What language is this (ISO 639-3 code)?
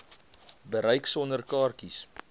afr